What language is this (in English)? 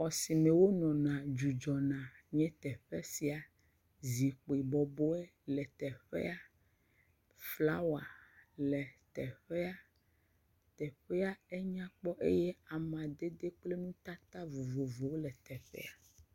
Ewe